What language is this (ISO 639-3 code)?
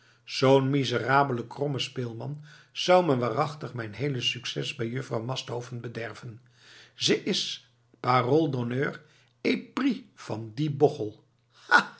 nld